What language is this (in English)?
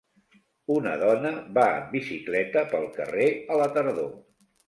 Catalan